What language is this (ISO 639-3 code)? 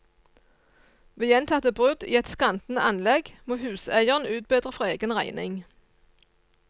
nor